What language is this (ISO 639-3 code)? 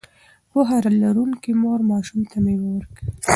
pus